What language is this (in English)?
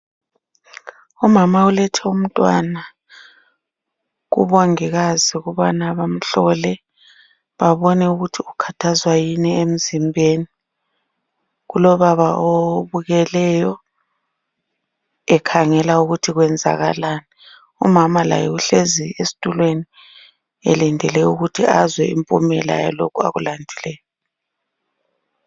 North Ndebele